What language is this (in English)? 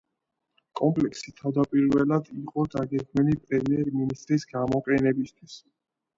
Georgian